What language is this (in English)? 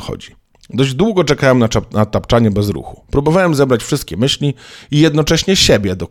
Polish